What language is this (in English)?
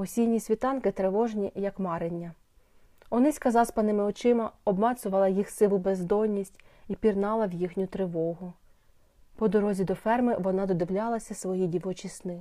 Ukrainian